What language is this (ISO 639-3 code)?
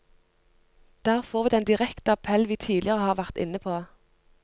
nor